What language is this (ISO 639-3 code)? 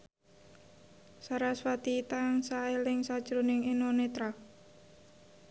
jav